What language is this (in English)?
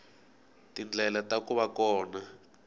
Tsonga